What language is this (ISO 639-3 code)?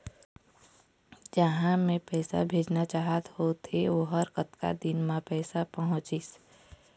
hne